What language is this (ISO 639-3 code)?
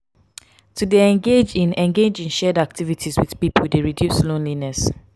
pcm